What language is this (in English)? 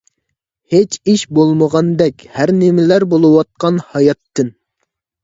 Uyghur